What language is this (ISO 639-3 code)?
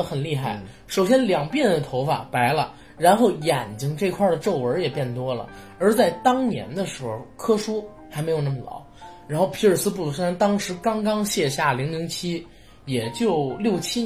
zho